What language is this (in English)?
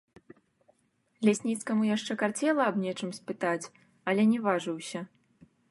Belarusian